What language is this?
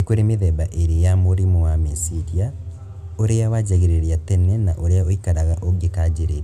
Kikuyu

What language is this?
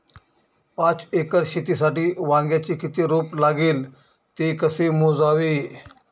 Marathi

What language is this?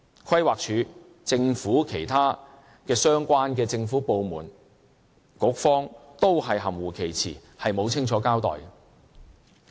Cantonese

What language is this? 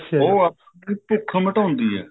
Punjabi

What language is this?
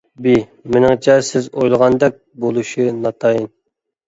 Uyghur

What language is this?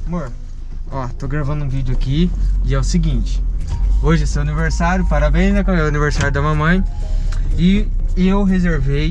Portuguese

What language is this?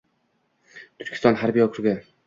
Uzbek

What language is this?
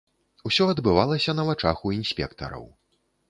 Belarusian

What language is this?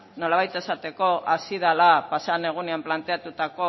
Basque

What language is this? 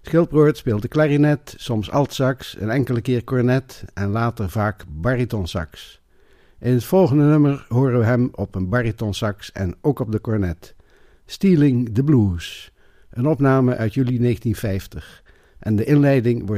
Dutch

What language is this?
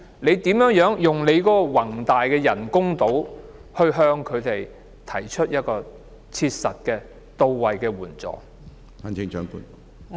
Cantonese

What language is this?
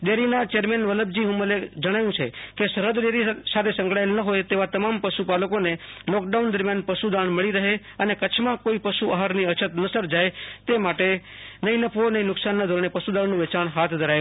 Gujarati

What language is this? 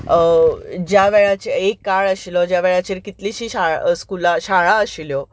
Konkani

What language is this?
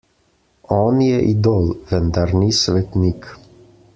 Slovenian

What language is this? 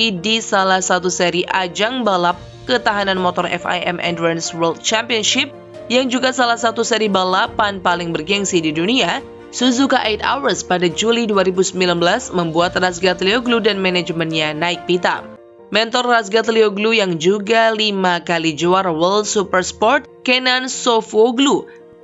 Indonesian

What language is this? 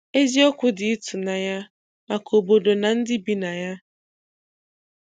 Igbo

